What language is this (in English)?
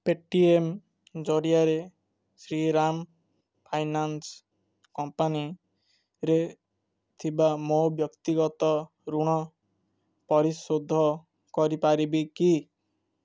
Odia